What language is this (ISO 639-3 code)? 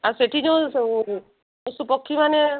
ori